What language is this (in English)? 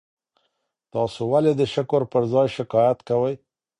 Pashto